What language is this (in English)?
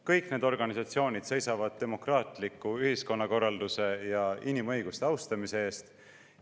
Estonian